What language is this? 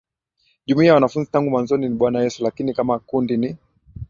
Swahili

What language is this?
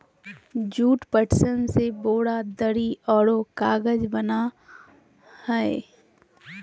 Magahi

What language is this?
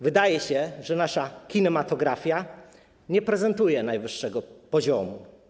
Polish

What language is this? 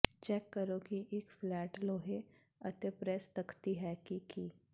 Punjabi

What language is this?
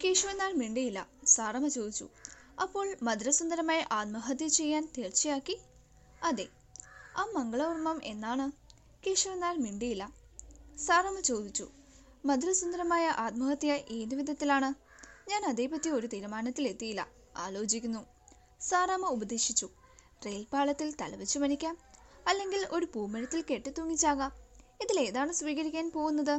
Malayalam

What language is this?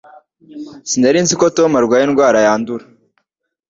Kinyarwanda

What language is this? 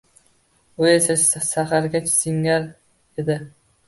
Uzbek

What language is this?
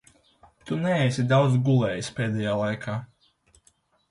Latvian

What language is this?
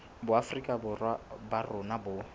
Southern Sotho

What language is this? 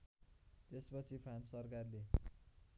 Nepali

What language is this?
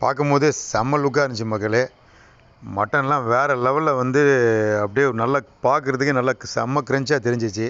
Thai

